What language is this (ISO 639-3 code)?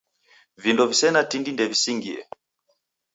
dav